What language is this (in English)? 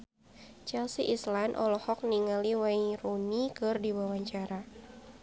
Sundanese